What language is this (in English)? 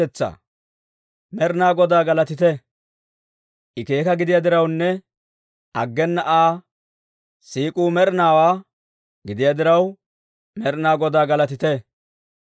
Dawro